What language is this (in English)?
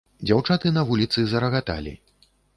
Belarusian